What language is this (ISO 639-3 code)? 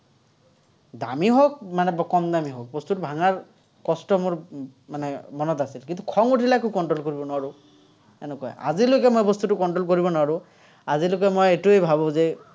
asm